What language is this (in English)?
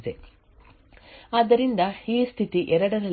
Kannada